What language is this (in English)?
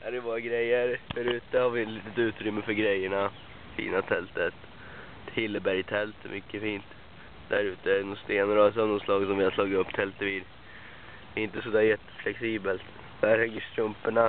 Swedish